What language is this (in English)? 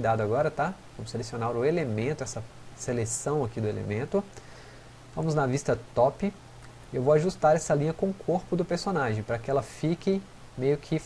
Portuguese